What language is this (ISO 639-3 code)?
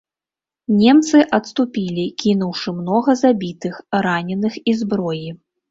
bel